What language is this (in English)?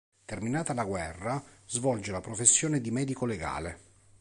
Italian